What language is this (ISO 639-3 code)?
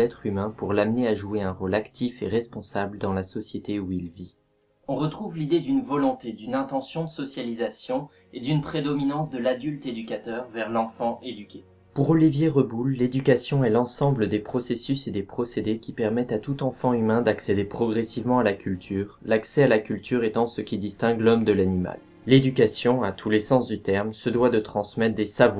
fra